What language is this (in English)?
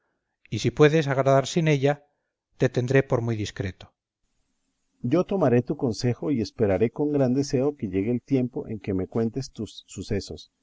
Spanish